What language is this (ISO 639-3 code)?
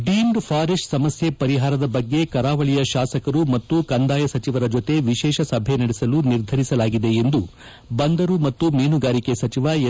kan